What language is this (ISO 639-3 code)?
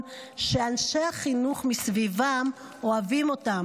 heb